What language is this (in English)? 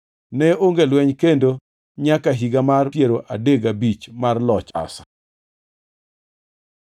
Luo (Kenya and Tanzania)